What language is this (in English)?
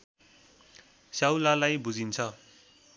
Nepali